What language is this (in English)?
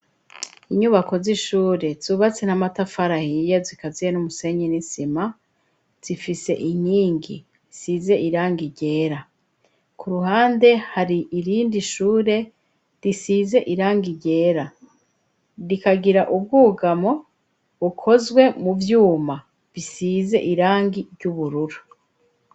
Rundi